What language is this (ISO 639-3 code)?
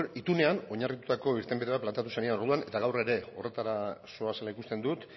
eus